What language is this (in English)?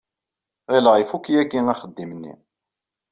Kabyle